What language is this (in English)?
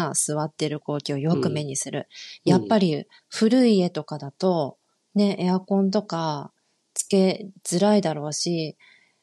Japanese